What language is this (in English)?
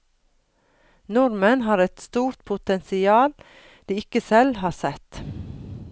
Norwegian